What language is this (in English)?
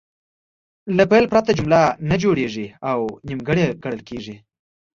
Pashto